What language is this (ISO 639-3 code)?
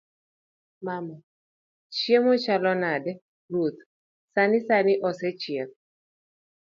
luo